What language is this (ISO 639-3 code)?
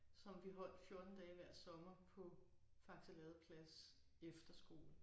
dan